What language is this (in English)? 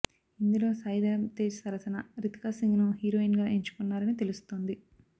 Telugu